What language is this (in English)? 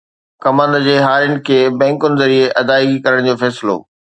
Sindhi